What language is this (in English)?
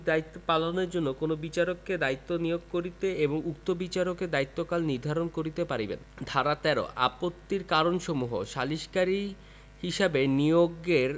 Bangla